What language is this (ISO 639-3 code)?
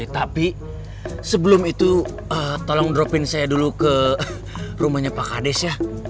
ind